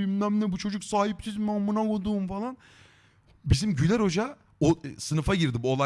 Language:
Turkish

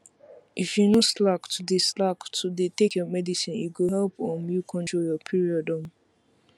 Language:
Nigerian Pidgin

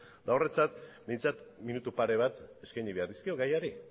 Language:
Basque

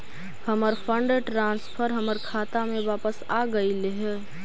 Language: Magahi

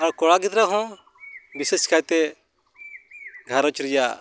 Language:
Santali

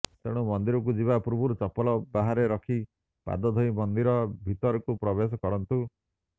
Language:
Odia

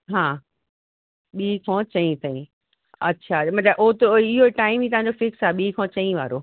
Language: Sindhi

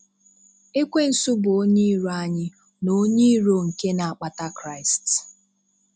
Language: Igbo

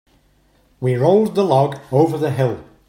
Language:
English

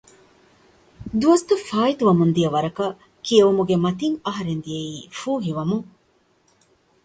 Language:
Divehi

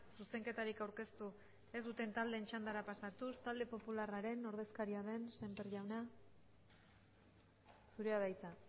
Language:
Basque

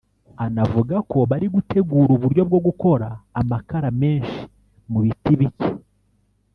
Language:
Kinyarwanda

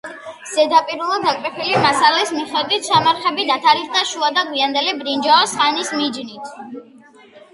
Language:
Georgian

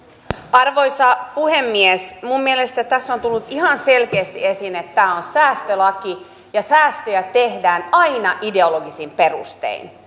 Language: Finnish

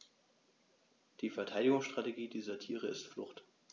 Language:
German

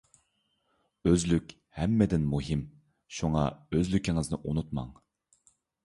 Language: Uyghur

